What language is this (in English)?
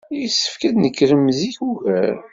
Kabyle